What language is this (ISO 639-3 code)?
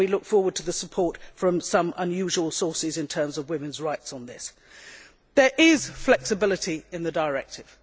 eng